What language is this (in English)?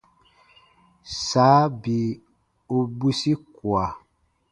Baatonum